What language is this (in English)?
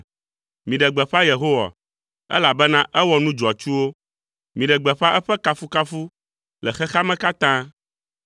Ewe